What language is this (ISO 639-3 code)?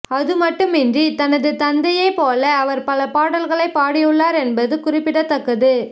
tam